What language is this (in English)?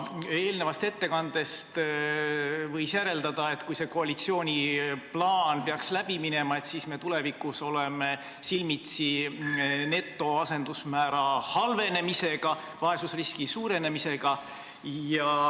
Estonian